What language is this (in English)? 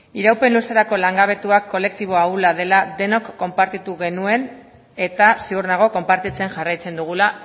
Basque